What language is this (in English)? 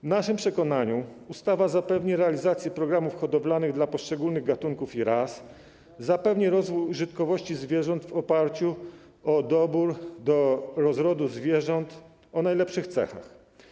Polish